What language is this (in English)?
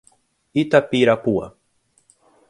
Portuguese